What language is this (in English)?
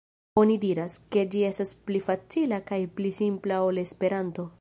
Esperanto